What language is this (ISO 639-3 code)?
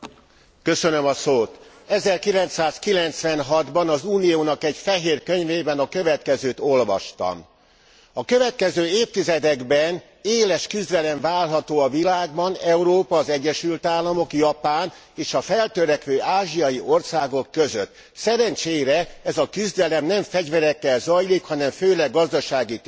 hun